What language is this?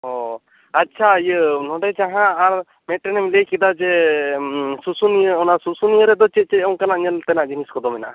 Santali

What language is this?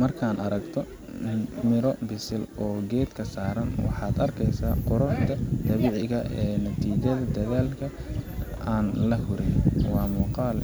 Somali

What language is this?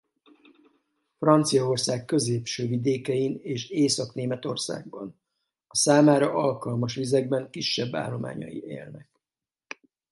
Hungarian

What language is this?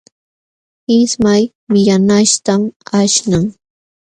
Jauja Wanca Quechua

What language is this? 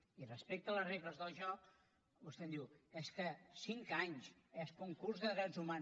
Catalan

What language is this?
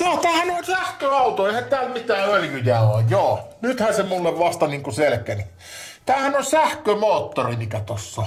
Finnish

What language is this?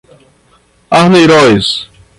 Portuguese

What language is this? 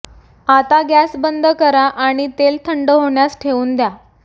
Marathi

